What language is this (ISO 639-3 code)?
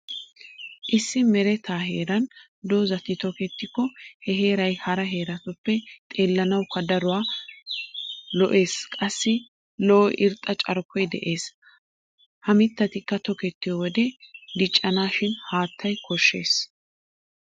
wal